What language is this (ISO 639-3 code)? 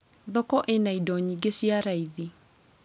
kik